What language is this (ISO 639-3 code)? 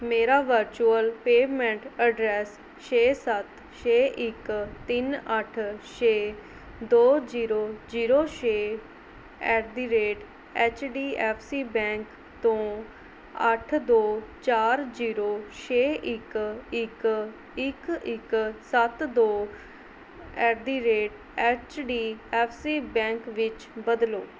pan